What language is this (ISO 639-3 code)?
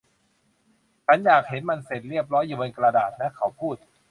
tha